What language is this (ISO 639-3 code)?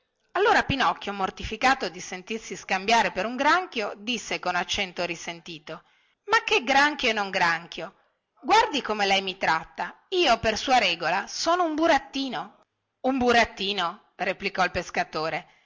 ita